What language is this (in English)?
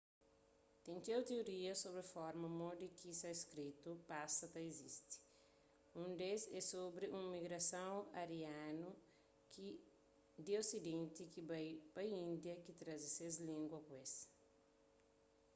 Kabuverdianu